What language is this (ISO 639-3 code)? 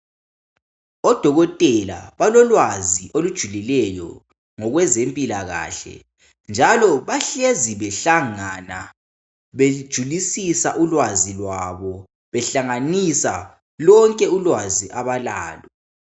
nde